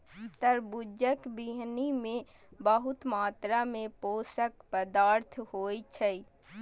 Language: Maithili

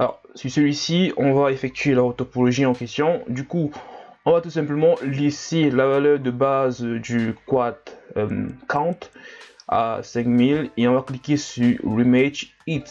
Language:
French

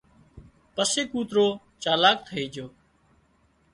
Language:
Wadiyara Koli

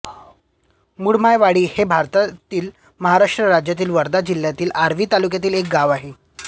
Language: Marathi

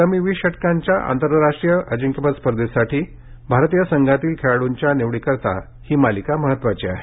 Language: Marathi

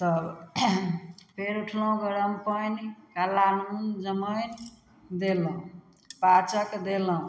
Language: Maithili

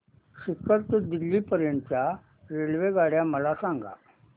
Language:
Marathi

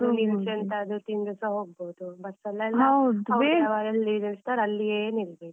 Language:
Kannada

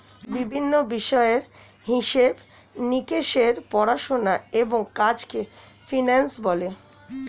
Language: Bangla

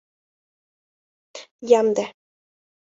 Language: Mari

